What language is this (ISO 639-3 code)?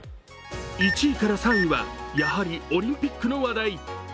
jpn